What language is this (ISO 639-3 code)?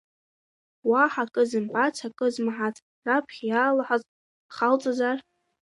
abk